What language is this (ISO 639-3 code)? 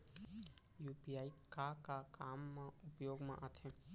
hne